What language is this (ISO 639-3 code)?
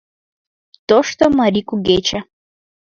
chm